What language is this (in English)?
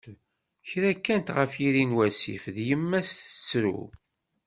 Kabyle